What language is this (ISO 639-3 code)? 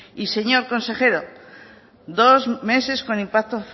spa